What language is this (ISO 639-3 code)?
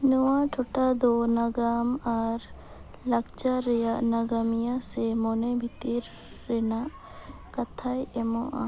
sat